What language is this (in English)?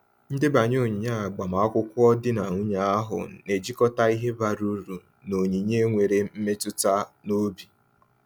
Igbo